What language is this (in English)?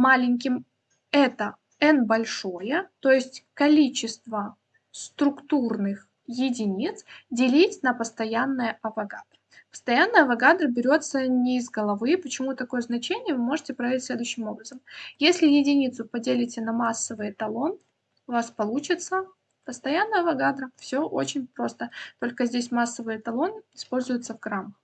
Russian